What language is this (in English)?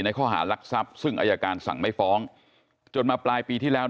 Thai